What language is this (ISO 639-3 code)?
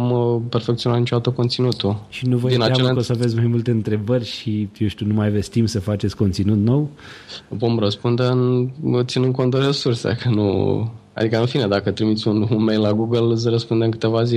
ron